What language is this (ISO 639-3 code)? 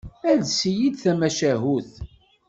kab